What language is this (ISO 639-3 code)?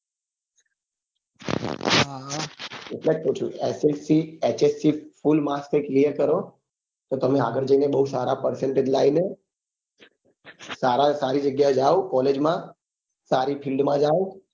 guj